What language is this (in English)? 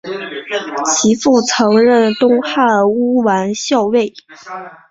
Chinese